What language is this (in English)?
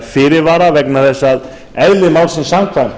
Icelandic